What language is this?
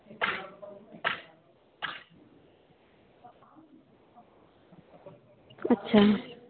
Santali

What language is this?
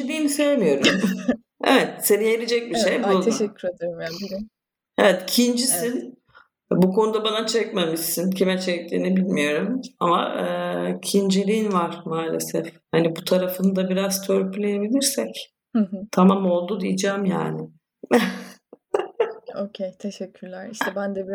Turkish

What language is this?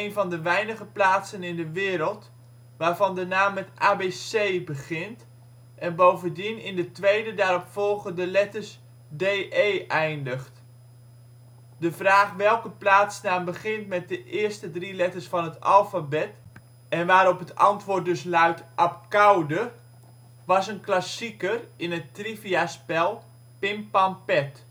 Dutch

